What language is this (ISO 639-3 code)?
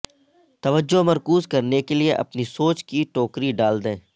urd